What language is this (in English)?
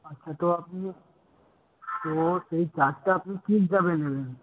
Bangla